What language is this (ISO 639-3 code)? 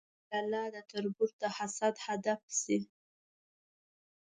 pus